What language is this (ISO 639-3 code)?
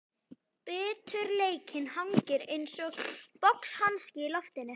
isl